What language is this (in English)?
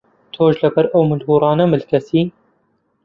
Central Kurdish